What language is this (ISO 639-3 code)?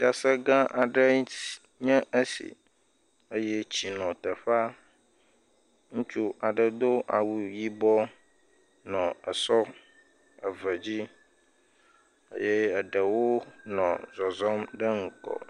ewe